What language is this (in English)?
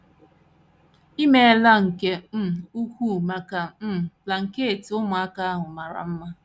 Igbo